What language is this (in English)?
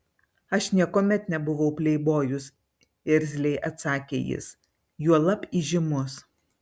Lithuanian